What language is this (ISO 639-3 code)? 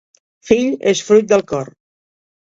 cat